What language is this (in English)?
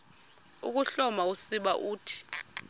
Xhosa